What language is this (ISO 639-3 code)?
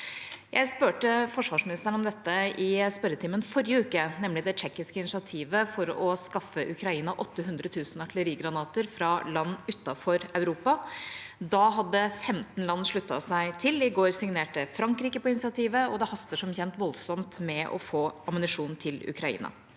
nor